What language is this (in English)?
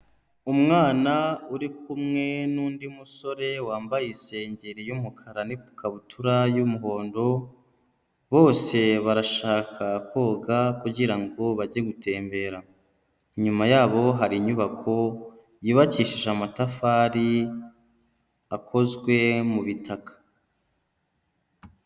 Kinyarwanda